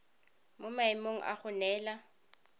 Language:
Tswana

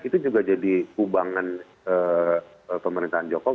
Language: Indonesian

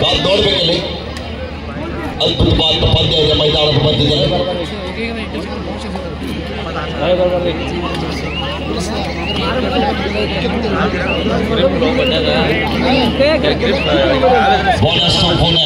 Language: Arabic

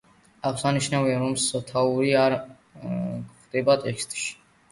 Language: Georgian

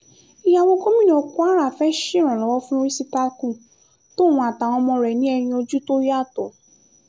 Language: Yoruba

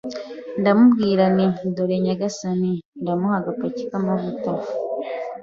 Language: Kinyarwanda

